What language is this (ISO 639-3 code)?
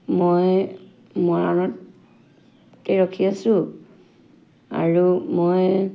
asm